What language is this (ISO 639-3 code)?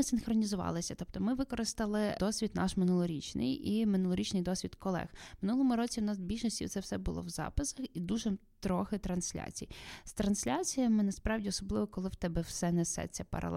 ukr